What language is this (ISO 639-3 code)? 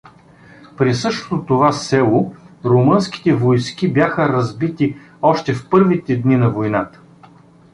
bul